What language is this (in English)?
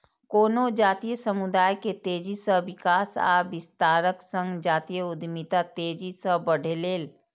Maithili